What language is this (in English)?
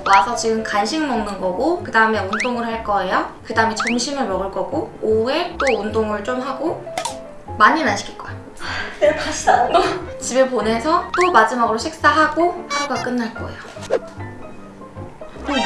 Korean